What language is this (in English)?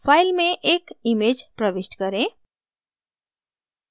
Hindi